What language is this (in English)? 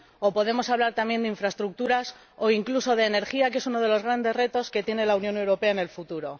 Spanish